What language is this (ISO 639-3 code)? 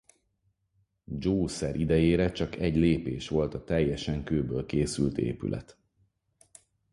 hun